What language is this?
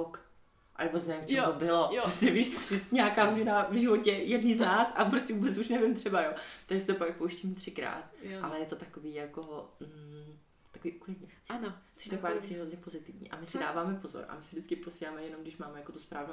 Czech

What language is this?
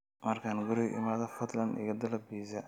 Somali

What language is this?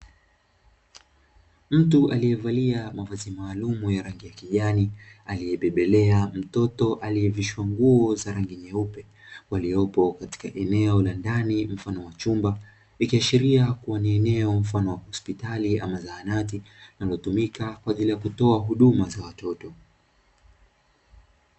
Swahili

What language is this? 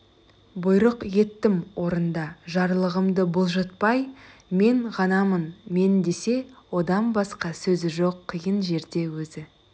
Kazakh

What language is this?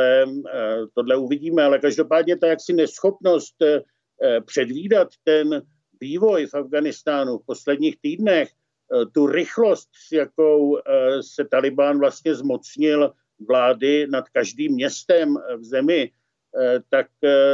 Czech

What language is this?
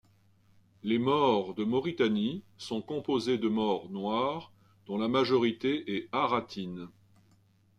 French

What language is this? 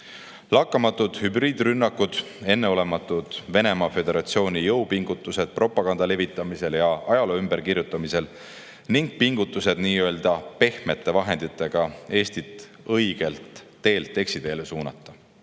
Estonian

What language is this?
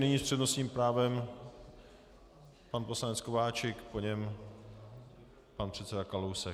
Czech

